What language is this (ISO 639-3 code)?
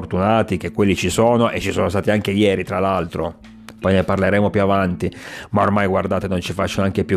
ita